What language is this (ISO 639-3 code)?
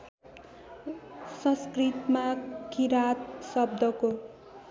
nep